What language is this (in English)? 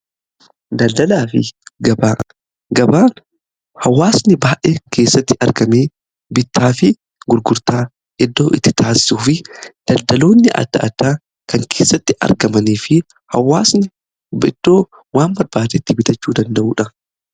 Oromo